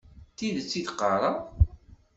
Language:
Kabyle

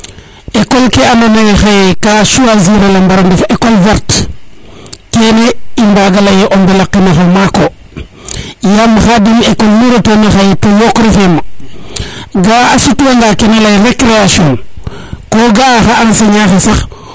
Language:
Serer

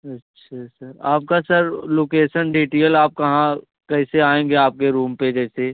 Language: Hindi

